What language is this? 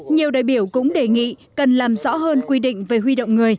Vietnamese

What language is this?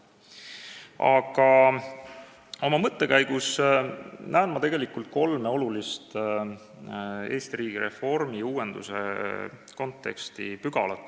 Estonian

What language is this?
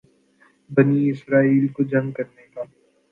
Urdu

